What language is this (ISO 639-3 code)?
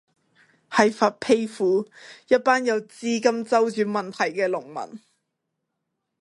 yue